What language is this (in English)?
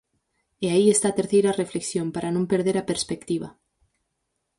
Galician